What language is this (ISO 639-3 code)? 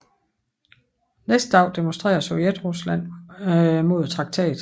dan